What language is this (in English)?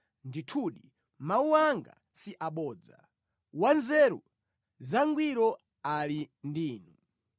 Nyanja